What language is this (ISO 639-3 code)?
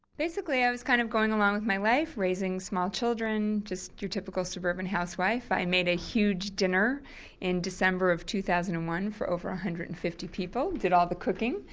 eng